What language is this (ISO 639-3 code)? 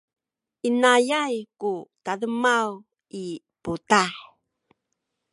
szy